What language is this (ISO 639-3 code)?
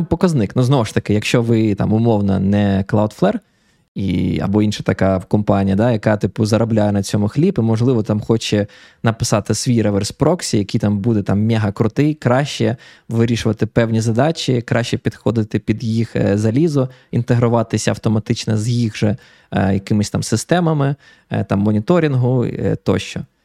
ukr